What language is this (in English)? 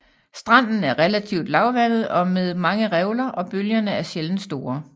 Danish